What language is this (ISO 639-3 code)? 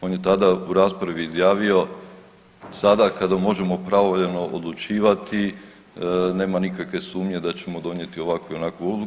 hrv